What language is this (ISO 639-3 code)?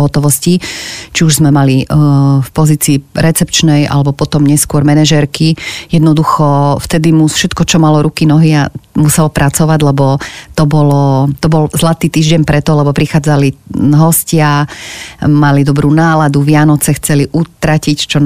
slk